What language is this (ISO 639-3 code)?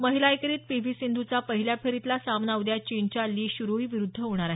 mar